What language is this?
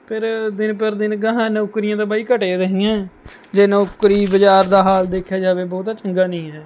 Punjabi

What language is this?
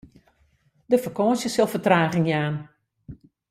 Western Frisian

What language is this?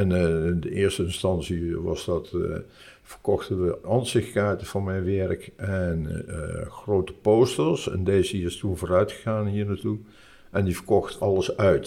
Dutch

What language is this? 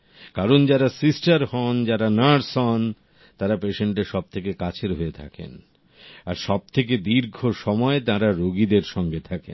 Bangla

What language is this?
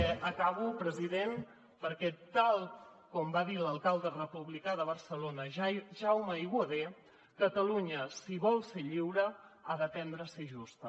Catalan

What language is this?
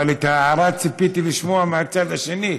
Hebrew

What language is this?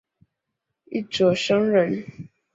Chinese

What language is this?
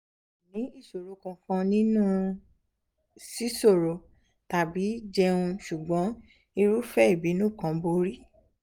Yoruba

